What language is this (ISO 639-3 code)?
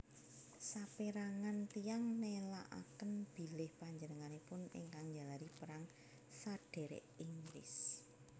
jav